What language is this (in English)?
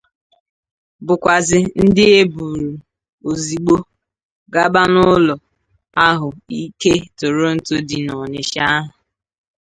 Igbo